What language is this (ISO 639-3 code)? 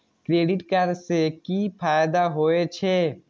mai